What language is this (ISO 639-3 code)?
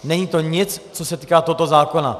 ces